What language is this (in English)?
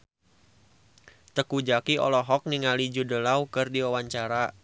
Sundanese